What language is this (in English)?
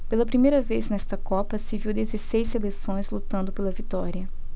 Portuguese